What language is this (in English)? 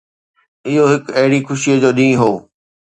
Sindhi